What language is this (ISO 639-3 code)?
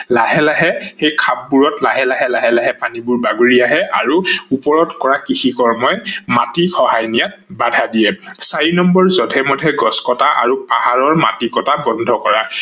asm